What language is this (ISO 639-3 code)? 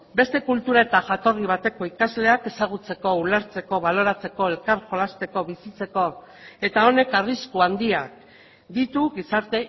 eus